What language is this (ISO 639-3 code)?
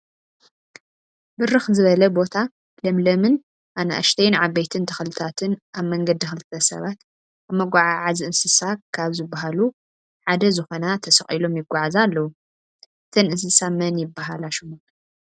tir